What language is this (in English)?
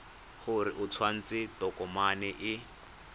Tswana